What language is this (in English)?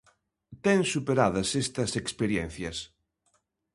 Galician